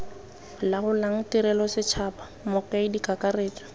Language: Tswana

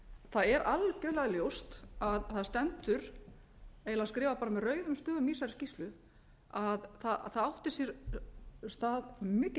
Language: Icelandic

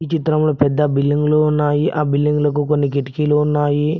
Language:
Telugu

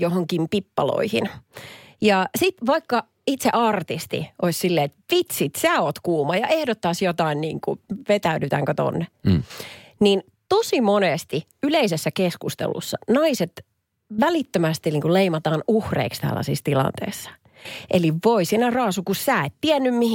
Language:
Finnish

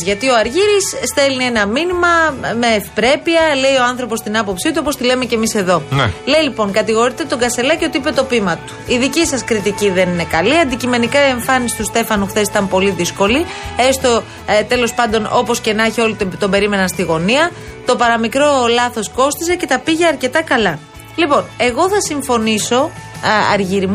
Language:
Greek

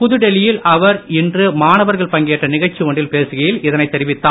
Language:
Tamil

